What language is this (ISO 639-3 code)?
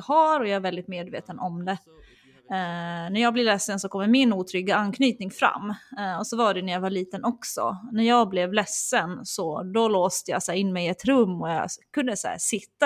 swe